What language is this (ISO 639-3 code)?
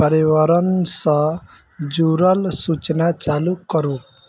mai